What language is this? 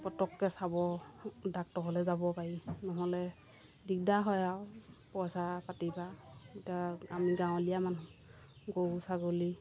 Assamese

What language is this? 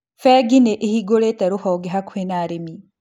Kikuyu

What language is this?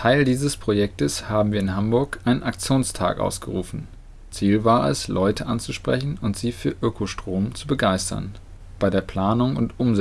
German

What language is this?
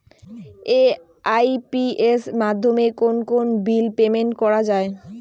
Bangla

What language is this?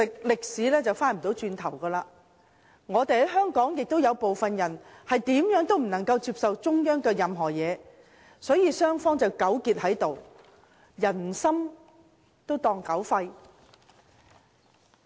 Cantonese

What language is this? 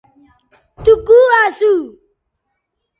Bateri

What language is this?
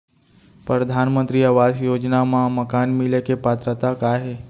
Chhattisgarhi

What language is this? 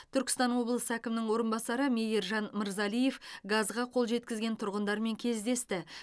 Kazakh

